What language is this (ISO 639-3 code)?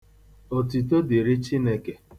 ibo